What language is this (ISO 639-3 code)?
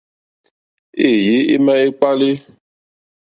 bri